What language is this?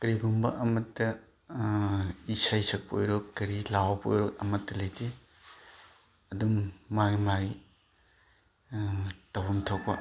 Manipuri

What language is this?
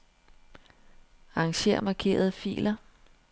Danish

